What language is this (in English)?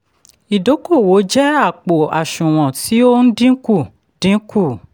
Yoruba